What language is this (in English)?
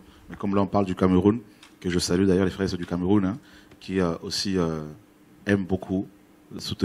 French